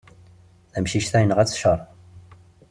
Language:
Kabyle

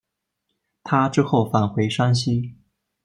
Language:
Chinese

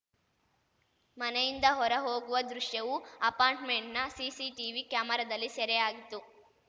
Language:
Kannada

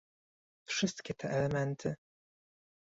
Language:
Polish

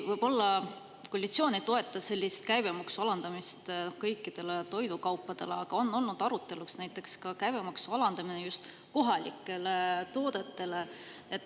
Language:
Estonian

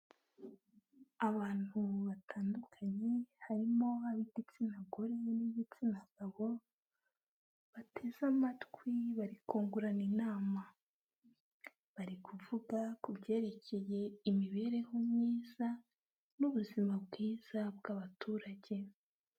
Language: Kinyarwanda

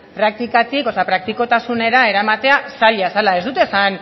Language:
Basque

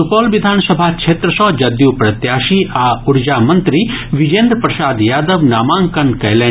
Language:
Maithili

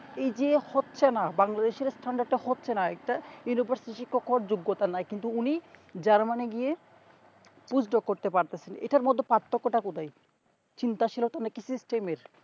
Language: Bangla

